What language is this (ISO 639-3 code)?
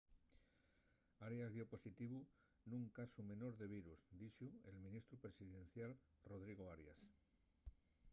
ast